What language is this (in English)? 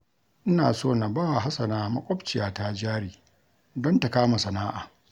Hausa